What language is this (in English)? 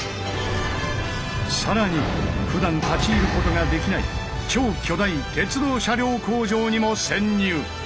Japanese